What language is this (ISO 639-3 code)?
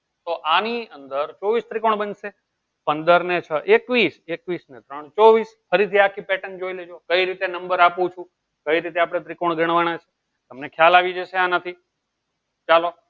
guj